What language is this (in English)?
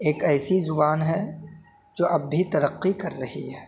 Urdu